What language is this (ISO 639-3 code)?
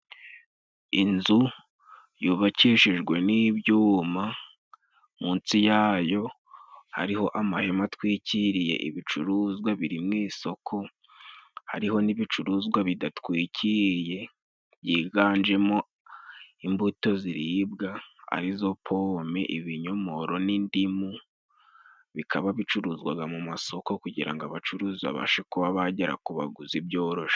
kin